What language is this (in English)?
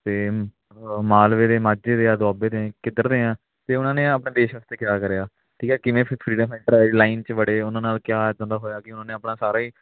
Punjabi